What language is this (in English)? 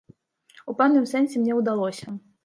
Belarusian